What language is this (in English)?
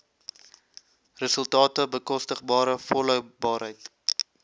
Afrikaans